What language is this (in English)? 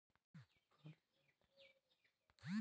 Bangla